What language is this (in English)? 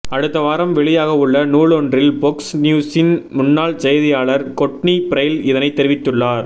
Tamil